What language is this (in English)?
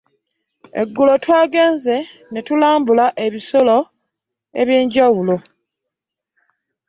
Ganda